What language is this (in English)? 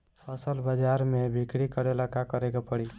Bhojpuri